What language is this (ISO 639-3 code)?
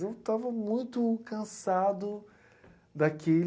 por